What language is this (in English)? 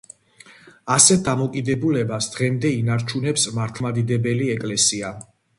Georgian